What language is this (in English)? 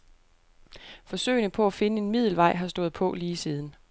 Danish